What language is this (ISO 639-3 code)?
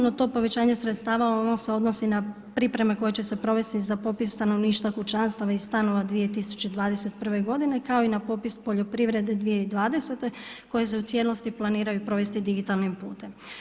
hrv